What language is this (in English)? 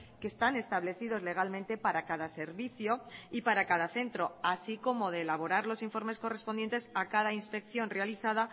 Spanish